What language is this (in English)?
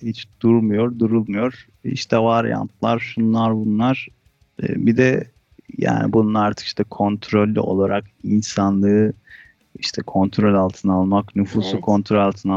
Turkish